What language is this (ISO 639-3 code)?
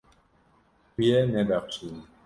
kur